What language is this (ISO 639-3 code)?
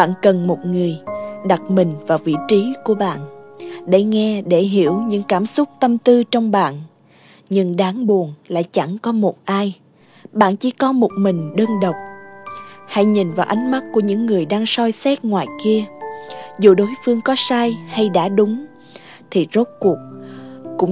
vie